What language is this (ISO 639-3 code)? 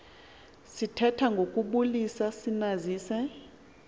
xho